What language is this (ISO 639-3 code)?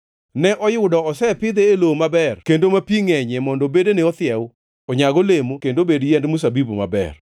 luo